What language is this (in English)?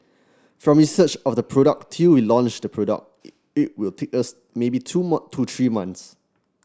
English